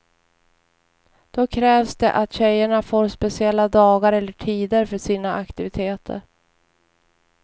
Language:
Swedish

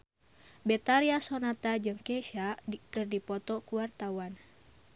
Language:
Sundanese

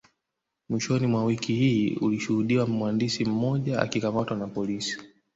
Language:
Swahili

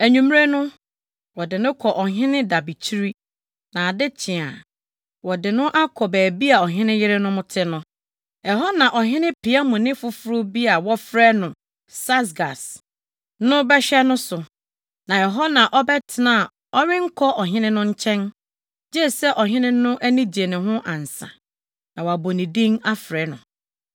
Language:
Akan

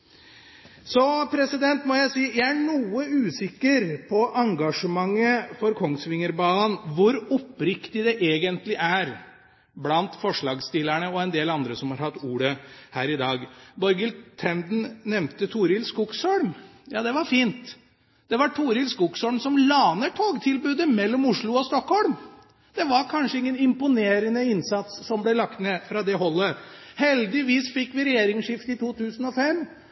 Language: Norwegian Bokmål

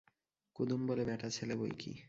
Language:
Bangla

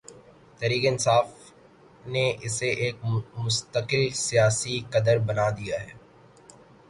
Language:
Urdu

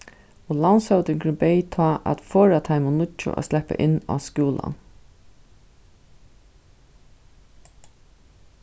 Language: Faroese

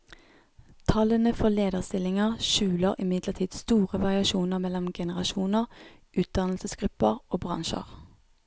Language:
Norwegian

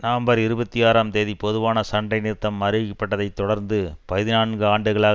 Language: Tamil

